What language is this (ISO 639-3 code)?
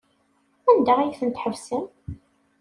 kab